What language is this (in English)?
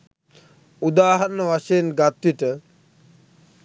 Sinhala